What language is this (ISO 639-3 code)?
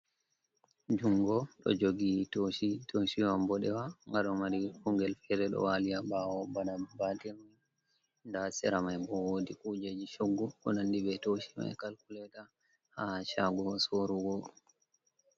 ful